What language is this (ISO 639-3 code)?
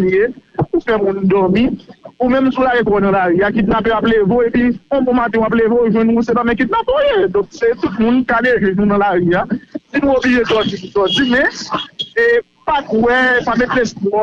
fra